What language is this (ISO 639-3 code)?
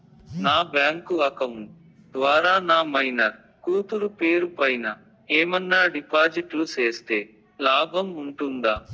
tel